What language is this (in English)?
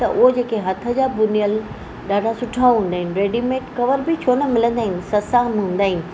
Sindhi